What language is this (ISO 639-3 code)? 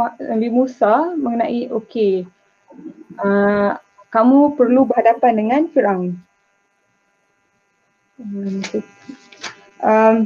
msa